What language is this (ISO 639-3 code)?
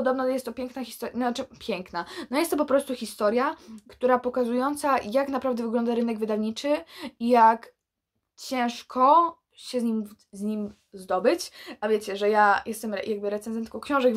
pol